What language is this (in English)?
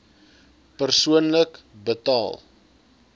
Afrikaans